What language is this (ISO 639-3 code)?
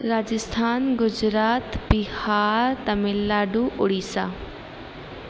snd